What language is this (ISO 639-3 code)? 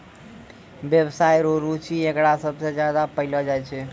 mai